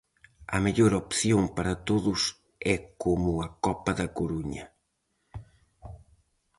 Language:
Galician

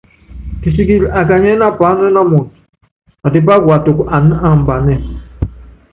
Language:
Yangben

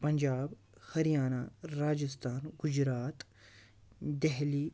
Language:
Kashmiri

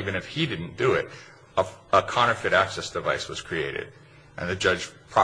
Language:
English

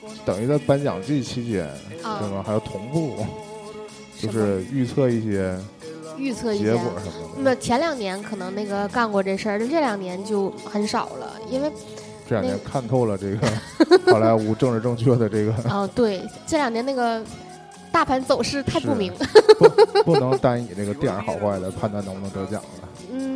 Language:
Chinese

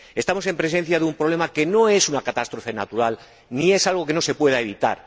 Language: Spanish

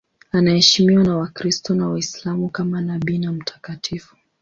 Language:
Swahili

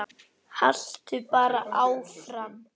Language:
Icelandic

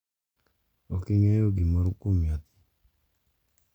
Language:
Luo (Kenya and Tanzania)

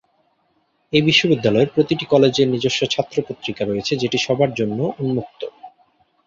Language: Bangla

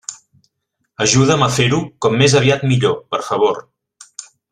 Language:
Catalan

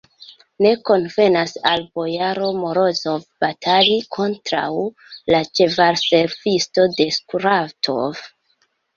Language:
Esperanto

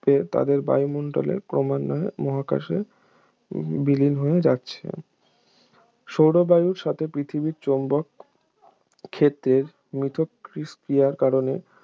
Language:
Bangla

